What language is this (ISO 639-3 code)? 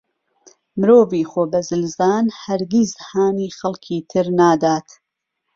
ckb